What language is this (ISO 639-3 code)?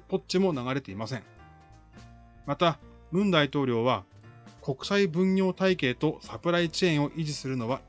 jpn